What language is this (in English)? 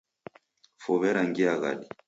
Taita